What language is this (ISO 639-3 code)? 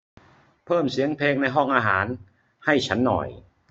tha